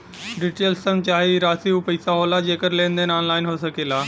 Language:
Bhojpuri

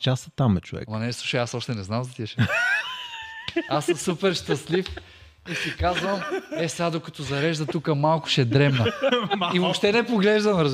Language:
Bulgarian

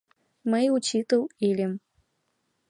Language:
Mari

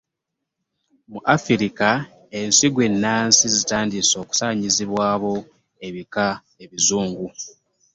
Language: Ganda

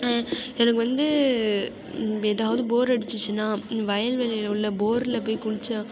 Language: Tamil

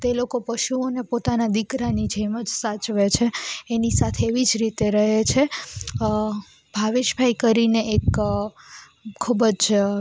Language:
Gujarati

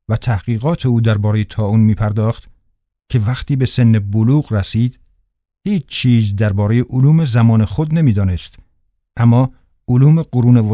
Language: Persian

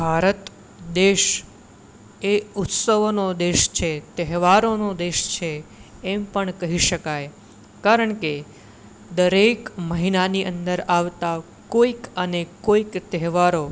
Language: Gujarati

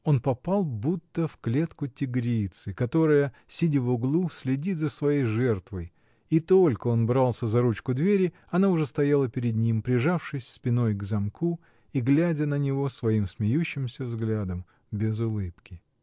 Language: Russian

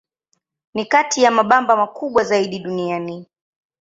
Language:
Swahili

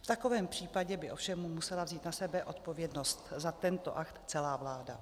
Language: Czech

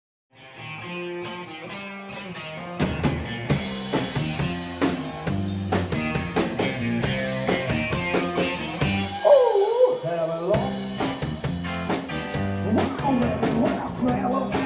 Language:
English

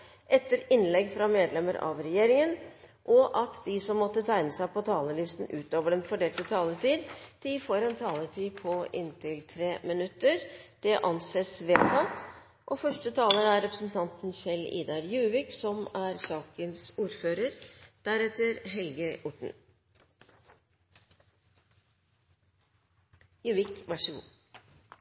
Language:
Norwegian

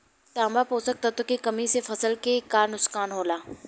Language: Bhojpuri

